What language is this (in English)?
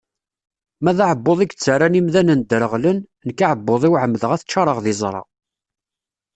Kabyle